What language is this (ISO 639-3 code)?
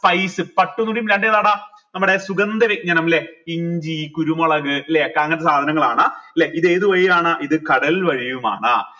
mal